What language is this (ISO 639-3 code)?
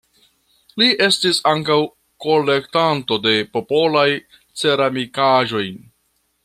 epo